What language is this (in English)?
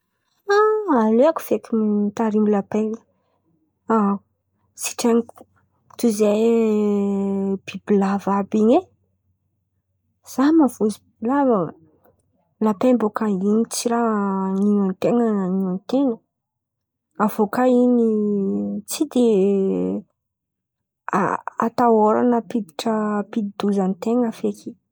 Antankarana Malagasy